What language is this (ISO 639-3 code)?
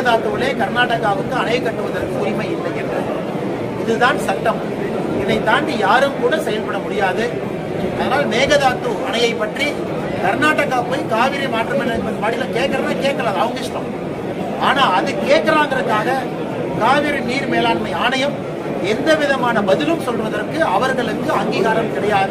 ind